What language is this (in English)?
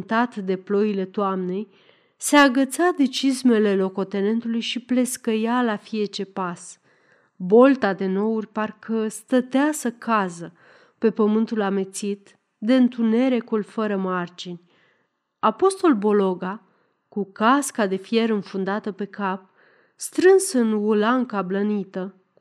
Romanian